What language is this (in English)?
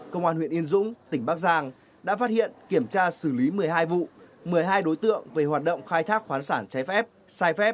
Vietnamese